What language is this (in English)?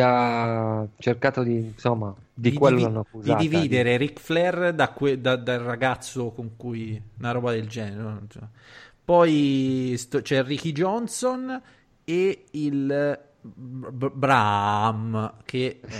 Italian